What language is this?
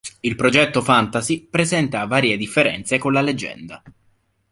Italian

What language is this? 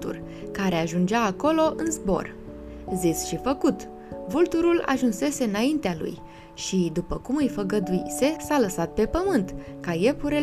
Romanian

